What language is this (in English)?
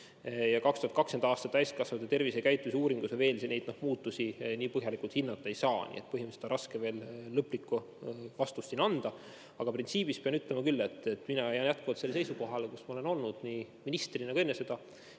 Estonian